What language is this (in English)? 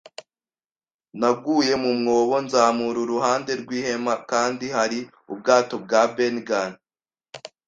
Kinyarwanda